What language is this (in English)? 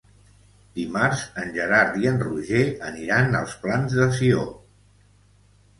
Catalan